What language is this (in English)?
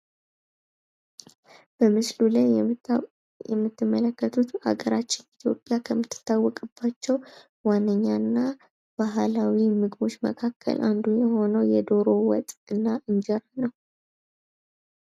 Amharic